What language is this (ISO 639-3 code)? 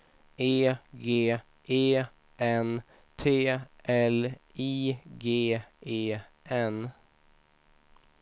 swe